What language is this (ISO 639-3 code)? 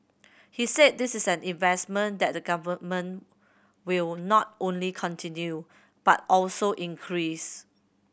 eng